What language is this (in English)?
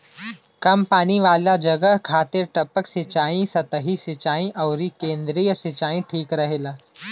Bhojpuri